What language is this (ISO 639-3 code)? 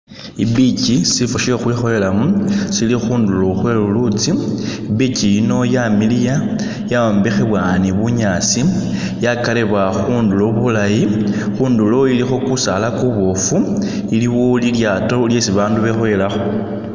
myx